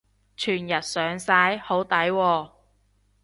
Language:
Cantonese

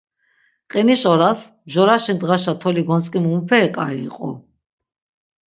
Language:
Laz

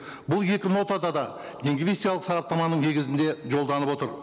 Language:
Kazakh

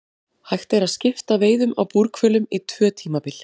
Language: Icelandic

